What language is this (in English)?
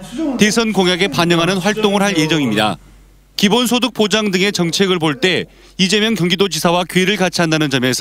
Korean